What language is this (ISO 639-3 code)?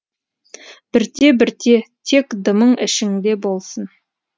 kaz